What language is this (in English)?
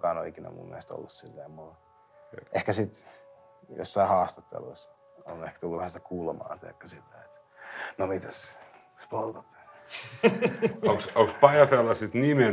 Finnish